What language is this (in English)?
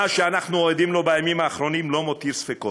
Hebrew